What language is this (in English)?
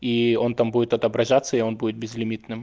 Russian